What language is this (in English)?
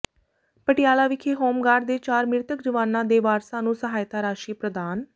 Punjabi